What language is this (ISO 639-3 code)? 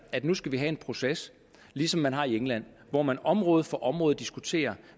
dan